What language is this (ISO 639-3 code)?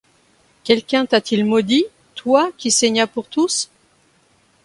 fra